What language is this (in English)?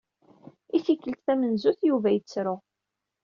Kabyle